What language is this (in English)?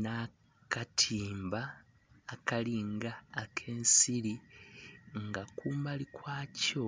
Soga